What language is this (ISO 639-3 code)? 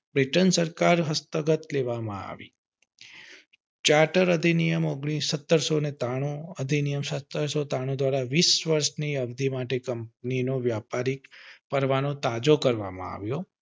guj